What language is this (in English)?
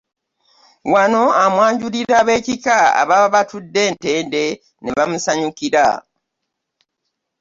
Ganda